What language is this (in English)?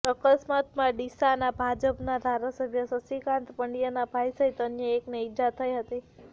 Gujarati